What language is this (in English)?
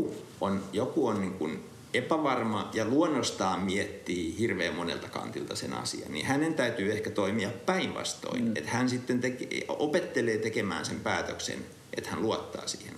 Finnish